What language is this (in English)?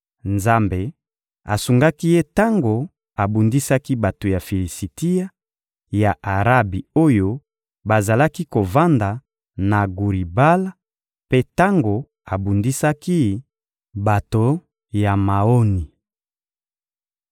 Lingala